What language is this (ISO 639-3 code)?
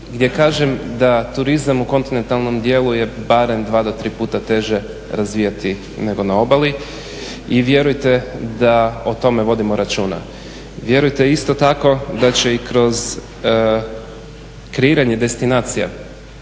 hrv